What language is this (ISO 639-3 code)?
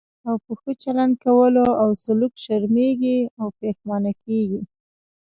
pus